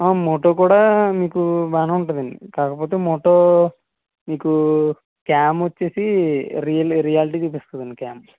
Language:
Telugu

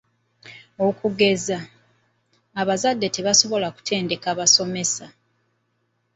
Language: Ganda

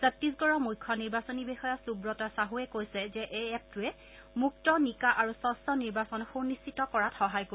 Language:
Assamese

